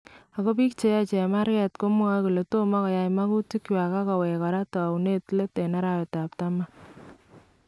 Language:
Kalenjin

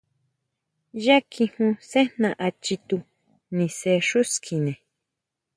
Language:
Huautla Mazatec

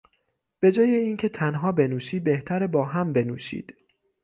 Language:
Persian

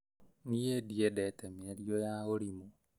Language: Kikuyu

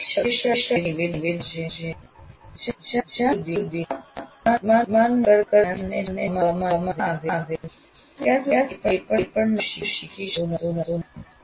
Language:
Gujarati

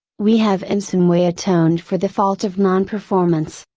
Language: English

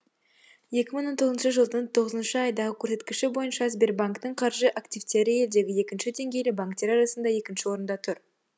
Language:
Kazakh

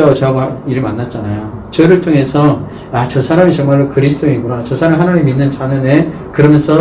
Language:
Korean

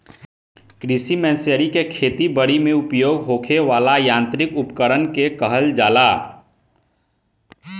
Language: Bhojpuri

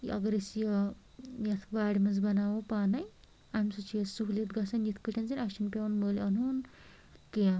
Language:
Kashmiri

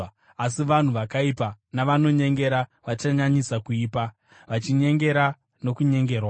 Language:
Shona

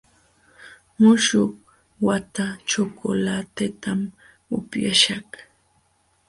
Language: Jauja Wanca Quechua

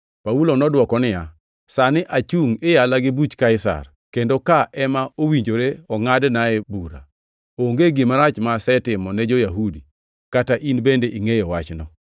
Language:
Luo (Kenya and Tanzania)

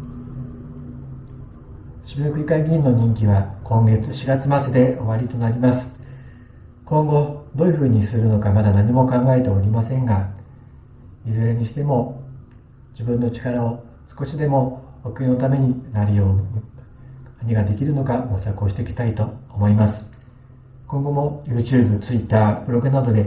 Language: Japanese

